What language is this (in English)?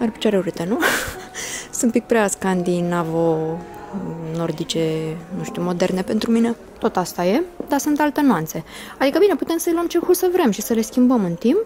Romanian